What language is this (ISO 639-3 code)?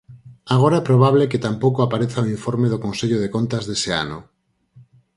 glg